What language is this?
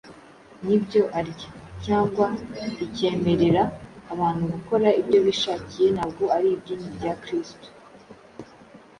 Kinyarwanda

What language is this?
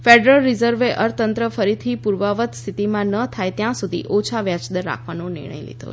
Gujarati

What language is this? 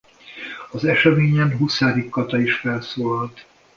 Hungarian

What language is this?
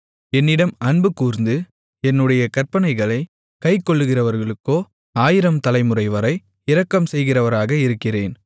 Tamil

